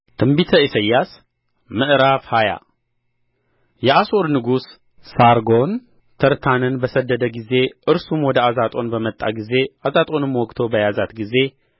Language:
Amharic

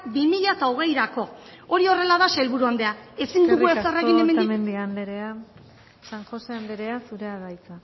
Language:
Basque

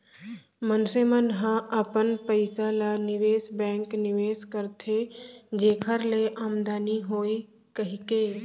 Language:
Chhattisgarhi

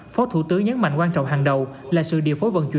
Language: Vietnamese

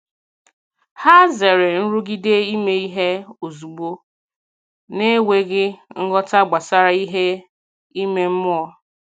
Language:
Igbo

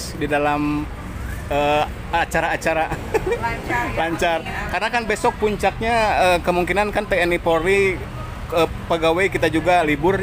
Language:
Indonesian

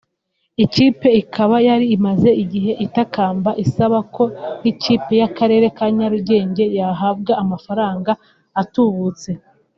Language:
Kinyarwanda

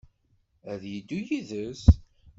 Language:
Kabyle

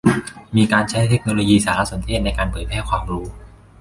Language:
Thai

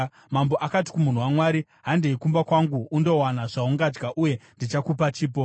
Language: Shona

